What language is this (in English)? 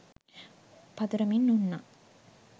Sinhala